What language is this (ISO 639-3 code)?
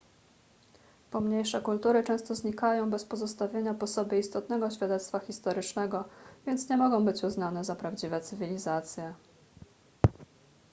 pol